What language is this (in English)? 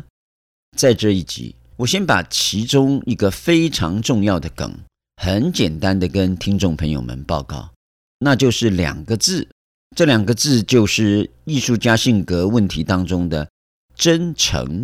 Chinese